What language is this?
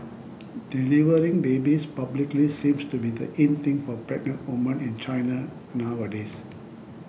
English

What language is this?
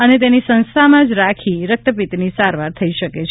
Gujarati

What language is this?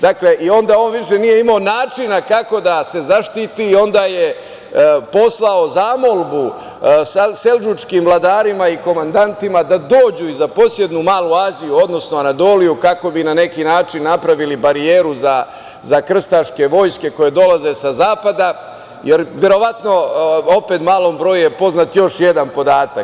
Serbian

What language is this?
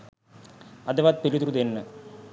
Sinhala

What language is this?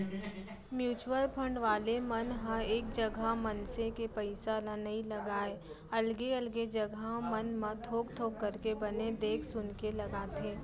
Chhattisgarhi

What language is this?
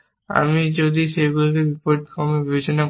Bangla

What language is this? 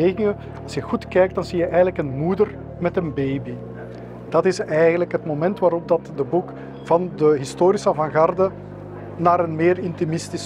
Dutch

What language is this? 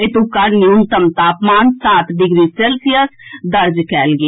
Maithili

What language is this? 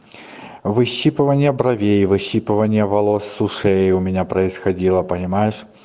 Russian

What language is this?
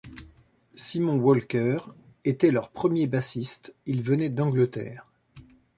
French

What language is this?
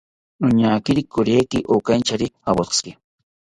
South Ucayali Ashéninka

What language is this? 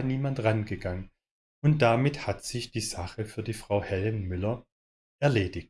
German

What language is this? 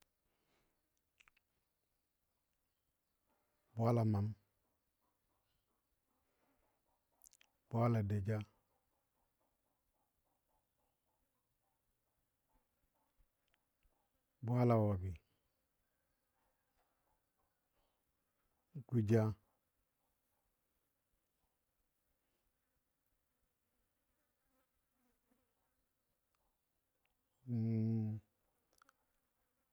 Dadiya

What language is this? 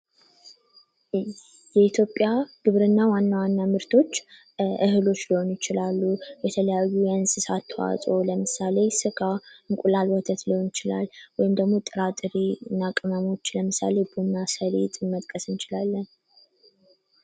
Amharic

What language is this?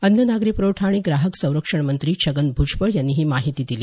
Marathi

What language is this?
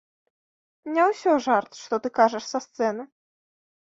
Belarusian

